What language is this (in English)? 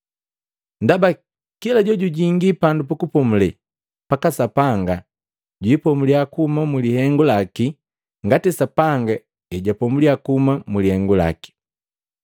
Matengo